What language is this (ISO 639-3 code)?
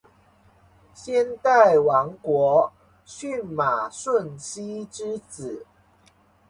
zho